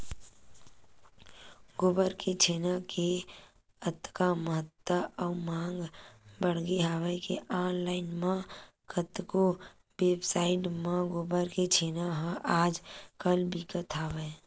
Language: Chhattisgarhi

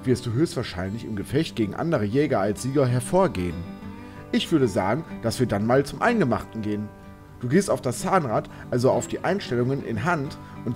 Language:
German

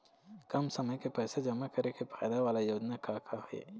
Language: Chhattisgarhi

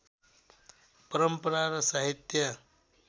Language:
Nepali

